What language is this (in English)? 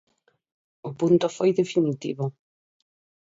Galician